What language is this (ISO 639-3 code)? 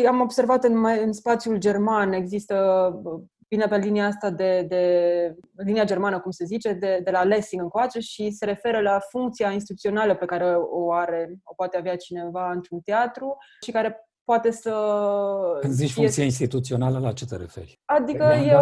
ron